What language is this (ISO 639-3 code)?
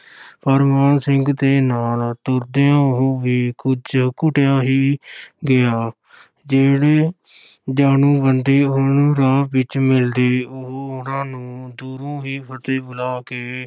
pan